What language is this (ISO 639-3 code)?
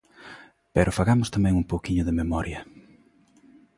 glg